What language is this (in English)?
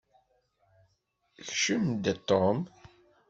Kabyle